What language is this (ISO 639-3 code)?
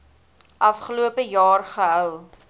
afr